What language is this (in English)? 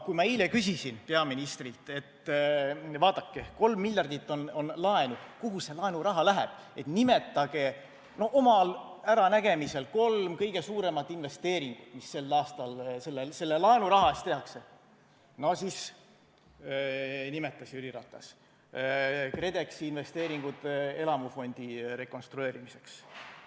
Estonian